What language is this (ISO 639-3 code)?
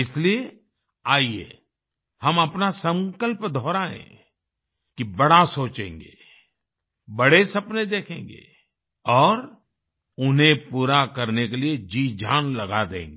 hin